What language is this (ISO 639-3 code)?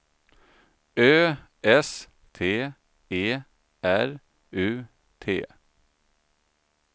swe